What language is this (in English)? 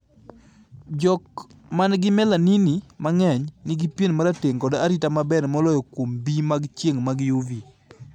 Luo (Kenya and Tanzania)